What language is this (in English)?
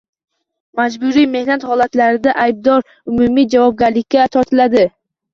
Uzbek